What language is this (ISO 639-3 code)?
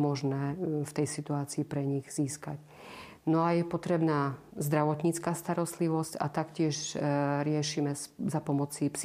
slk